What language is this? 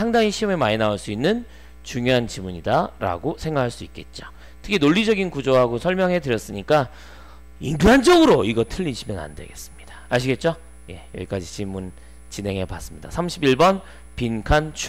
Korean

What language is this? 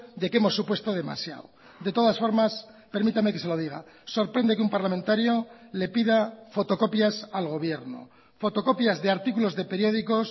Spanish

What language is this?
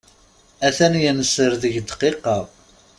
Kabyle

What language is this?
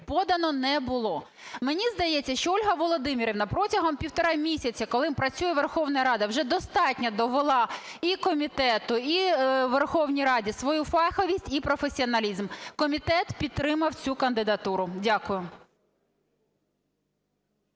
Ukrainian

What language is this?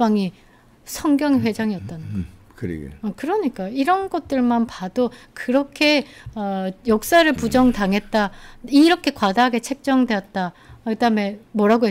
Korean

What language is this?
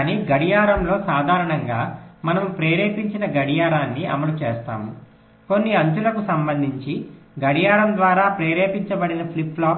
Telugu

